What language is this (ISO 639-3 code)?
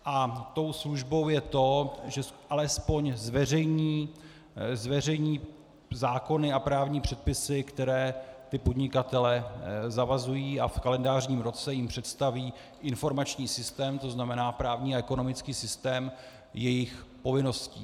ces